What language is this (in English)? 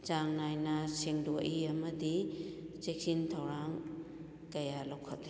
Manipuri